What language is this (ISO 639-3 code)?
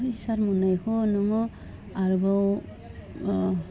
brx